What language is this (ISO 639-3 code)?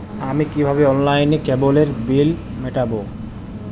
ben